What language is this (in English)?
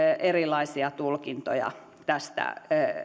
Finnish